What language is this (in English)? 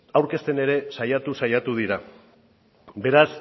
Basque